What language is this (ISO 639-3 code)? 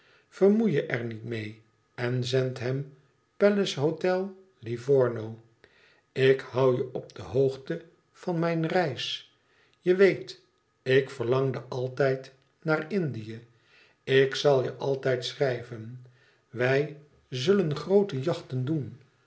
nld